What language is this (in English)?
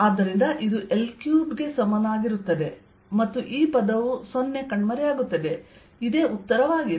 Kannada